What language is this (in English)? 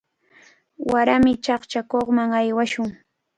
Cajatambo North Lima Quechua